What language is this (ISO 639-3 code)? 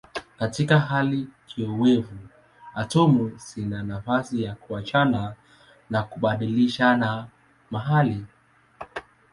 swa